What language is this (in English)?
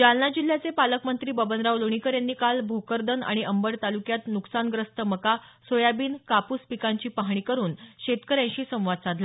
Marathi